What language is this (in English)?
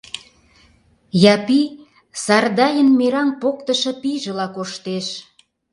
Mari